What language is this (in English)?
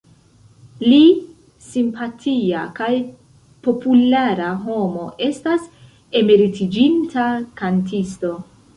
Esperanto